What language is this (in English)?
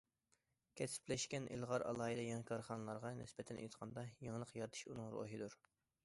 Uyghur